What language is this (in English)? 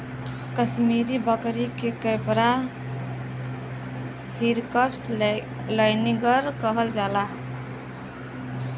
Bhojpuri